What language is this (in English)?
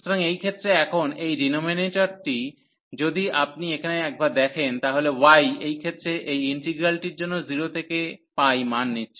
Bangla